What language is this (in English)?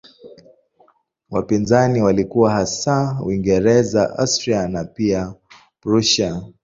Swahili